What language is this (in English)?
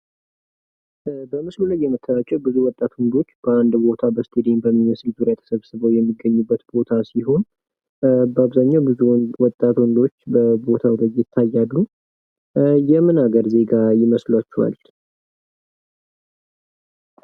Amharic